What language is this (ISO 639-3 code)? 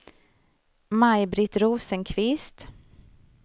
swe